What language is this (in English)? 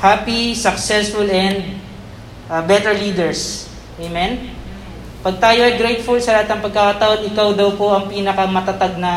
Filipino